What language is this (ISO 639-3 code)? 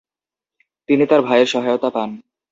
ben